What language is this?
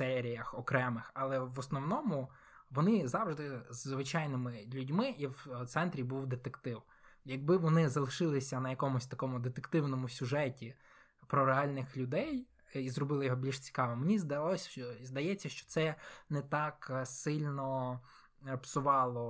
Ukrainian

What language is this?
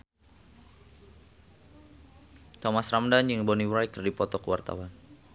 Sundanese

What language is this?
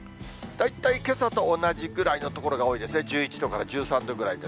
Japanese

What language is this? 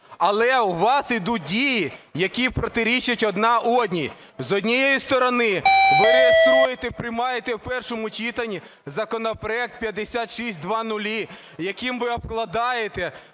Ukrainian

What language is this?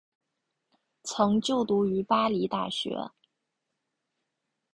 Chinese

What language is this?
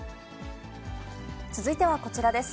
Japanese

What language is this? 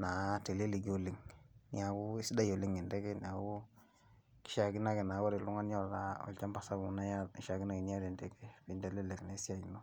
Masai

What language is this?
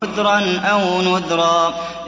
Arabic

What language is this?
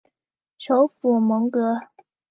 Chinese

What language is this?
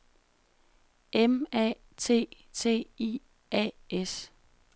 Danish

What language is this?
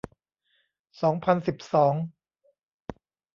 Thai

